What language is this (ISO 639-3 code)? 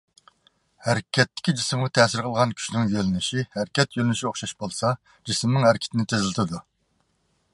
uig